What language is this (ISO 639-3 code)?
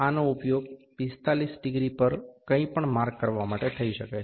guj